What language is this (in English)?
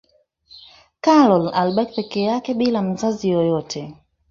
Swahili